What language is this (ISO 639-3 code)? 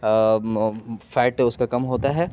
urd